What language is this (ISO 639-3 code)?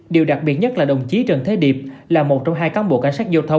vie